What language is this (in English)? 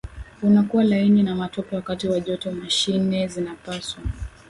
Swahili